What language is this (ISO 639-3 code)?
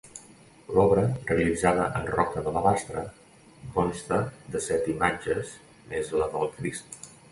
cat